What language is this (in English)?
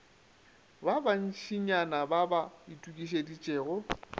Northern Sotho